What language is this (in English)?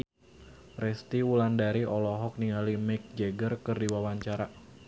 Sundanese